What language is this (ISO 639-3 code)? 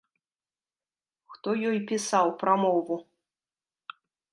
bel